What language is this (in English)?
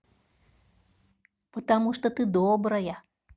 Russian